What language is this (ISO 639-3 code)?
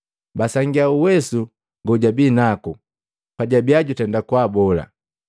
mgv